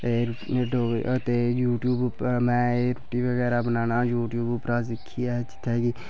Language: Dogri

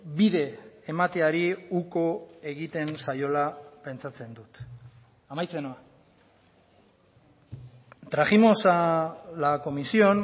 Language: Basque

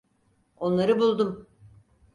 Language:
Turkish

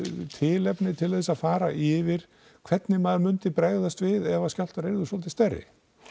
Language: Icelandic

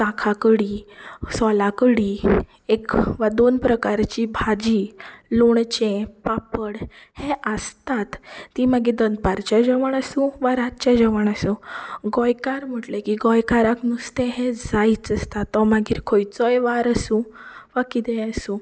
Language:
Konkani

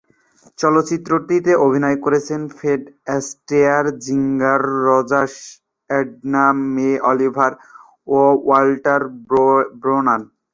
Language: Bangla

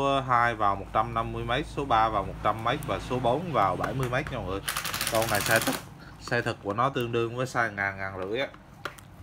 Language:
Vietnamese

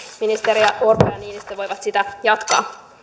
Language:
Finnish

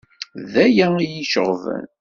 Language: Kabyle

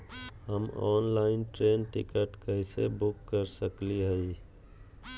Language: Magahi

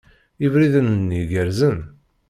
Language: Kabyle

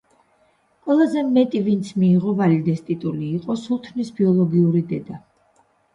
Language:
Georgian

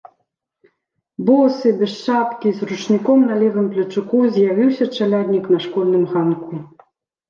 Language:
Belarusian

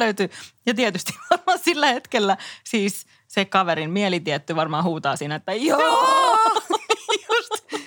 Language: Finnish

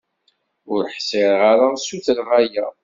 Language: Kabyle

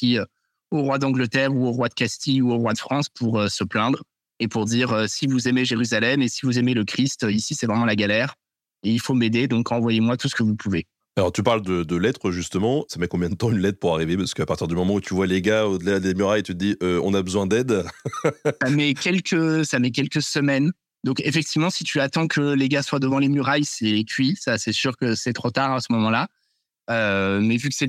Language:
French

